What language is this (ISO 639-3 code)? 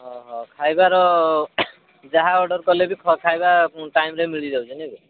ori